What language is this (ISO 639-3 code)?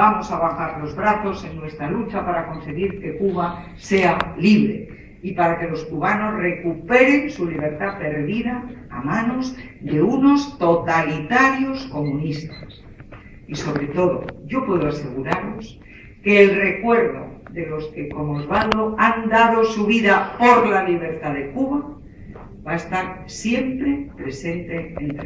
spa